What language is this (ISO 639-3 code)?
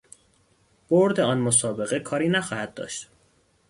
fas